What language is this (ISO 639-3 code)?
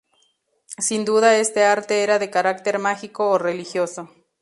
spa